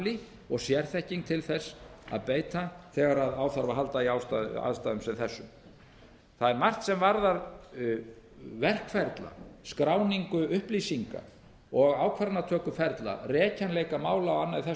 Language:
Icelandic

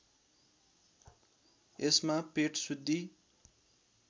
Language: Nepali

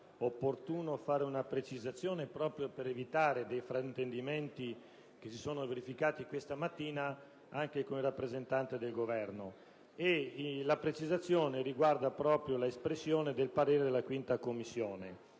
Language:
Italian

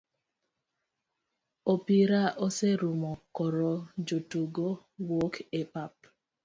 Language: Luo (Kenya and Tanzania)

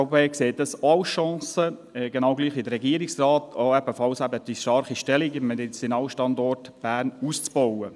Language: Swiss German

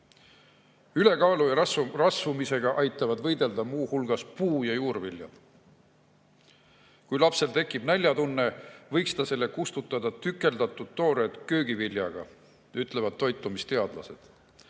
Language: Estonian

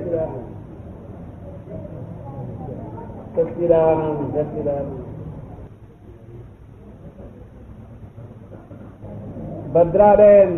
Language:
Gujarati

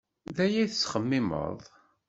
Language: Kabyle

